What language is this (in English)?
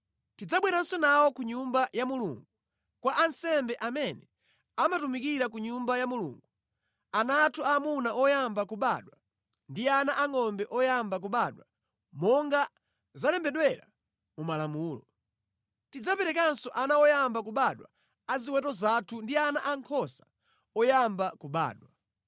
Nyanja